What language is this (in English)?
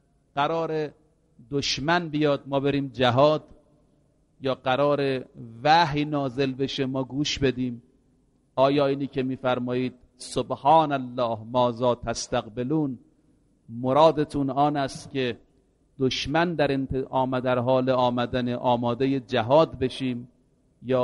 Persian